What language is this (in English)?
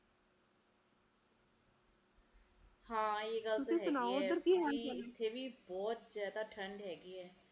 Punjabi